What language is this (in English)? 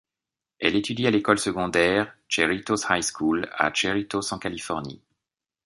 French